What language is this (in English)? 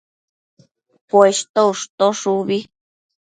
Matsés